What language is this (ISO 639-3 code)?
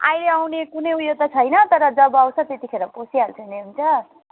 nep